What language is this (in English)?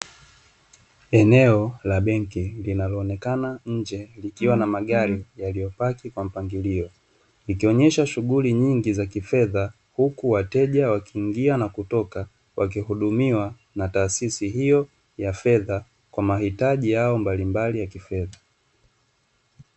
Swahili